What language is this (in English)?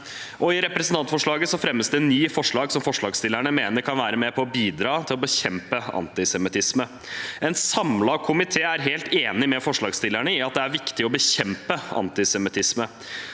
Norwegian